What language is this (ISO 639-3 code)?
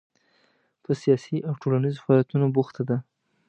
pus